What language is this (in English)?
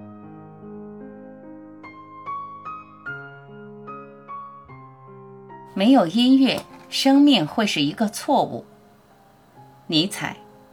Chinese